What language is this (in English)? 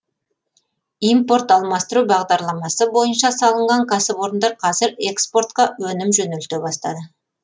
Kazakh